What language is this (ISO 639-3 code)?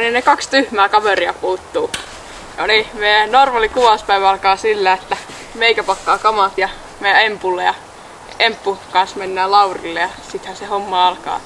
fin